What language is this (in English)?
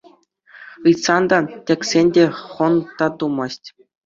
Chuvash